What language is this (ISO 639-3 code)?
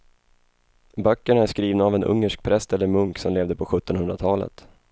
swe